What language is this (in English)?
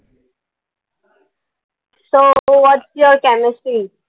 Marathi